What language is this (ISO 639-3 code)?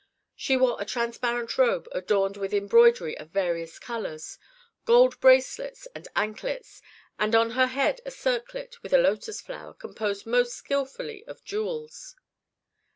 eng